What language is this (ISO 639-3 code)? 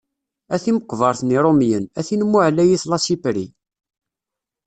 kab